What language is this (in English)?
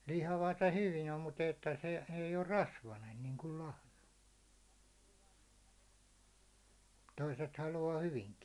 Finnish